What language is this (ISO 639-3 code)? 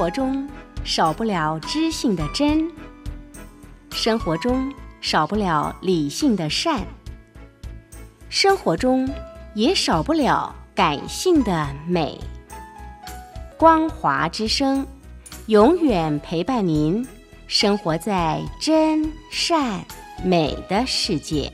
zho